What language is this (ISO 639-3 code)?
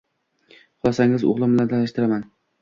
uzb